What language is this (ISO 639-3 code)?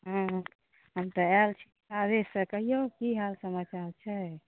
mai